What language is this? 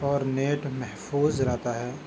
Urdu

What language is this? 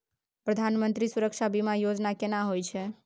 Maithili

